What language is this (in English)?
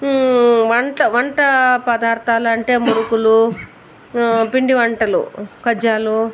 Telugu